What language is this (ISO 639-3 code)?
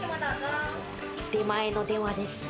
jpn